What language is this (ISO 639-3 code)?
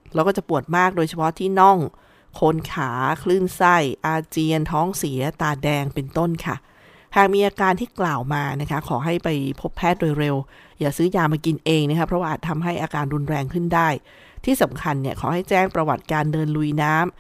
tha